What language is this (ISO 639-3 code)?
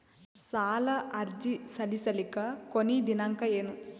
kan